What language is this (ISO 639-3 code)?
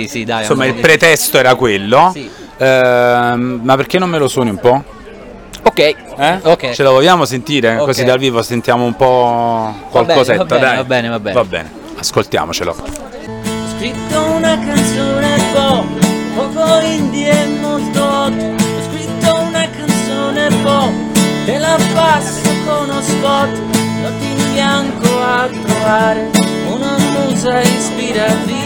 ita